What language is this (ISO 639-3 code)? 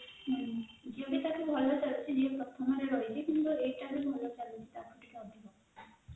ori